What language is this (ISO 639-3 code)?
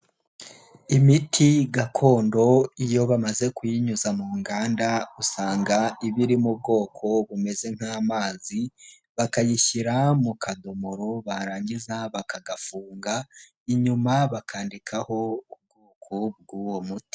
kin